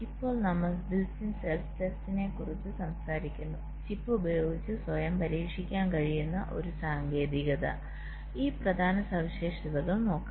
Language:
Malayalam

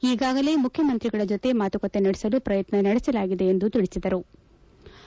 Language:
Kannada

